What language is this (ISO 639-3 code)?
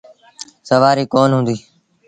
sbn